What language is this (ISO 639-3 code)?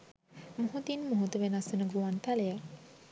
sin